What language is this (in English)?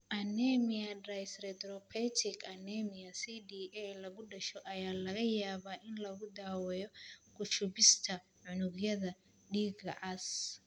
Somali